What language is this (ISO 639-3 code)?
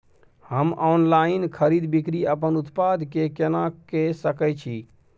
mai